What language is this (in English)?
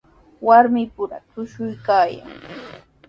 Sihuas Ancash Quechua